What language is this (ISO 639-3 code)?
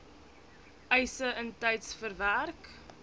afr